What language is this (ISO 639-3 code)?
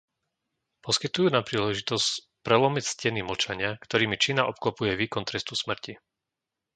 slk